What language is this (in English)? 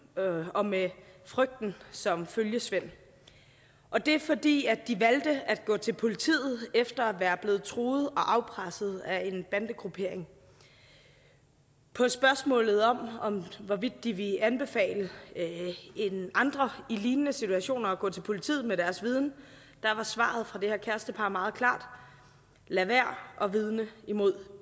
Danish